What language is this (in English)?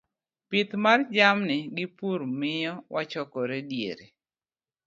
Luo (Kenya and Tanzania)